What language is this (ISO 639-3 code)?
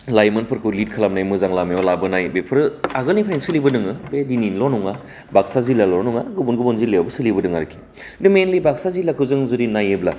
brx